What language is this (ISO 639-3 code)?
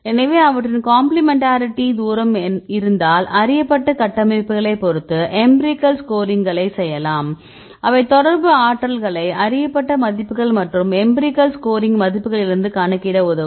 tam